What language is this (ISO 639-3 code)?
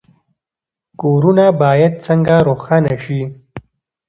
pus